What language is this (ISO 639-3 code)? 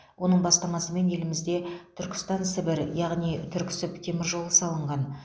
kaz